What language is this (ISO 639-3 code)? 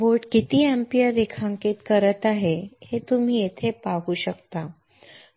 mar